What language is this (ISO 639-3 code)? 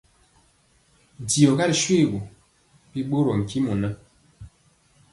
mcx